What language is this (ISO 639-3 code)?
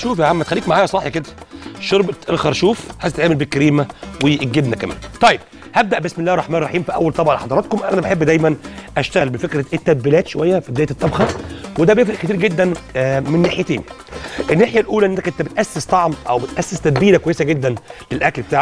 ara